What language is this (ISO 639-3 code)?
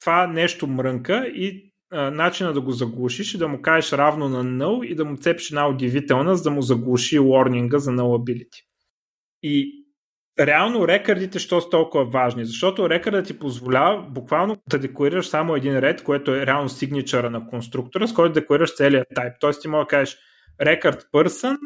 bul